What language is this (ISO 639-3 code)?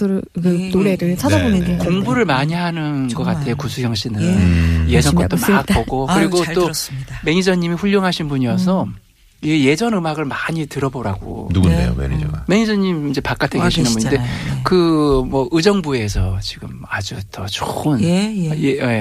kor